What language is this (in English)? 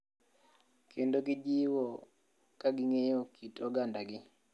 Luo (Kenya and Tanzania)